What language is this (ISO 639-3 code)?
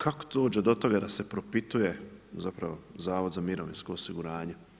hrv